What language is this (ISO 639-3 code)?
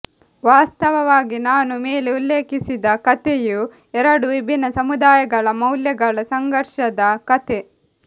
kan